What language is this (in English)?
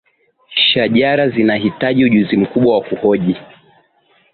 Swahili